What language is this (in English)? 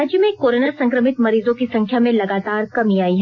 Hindi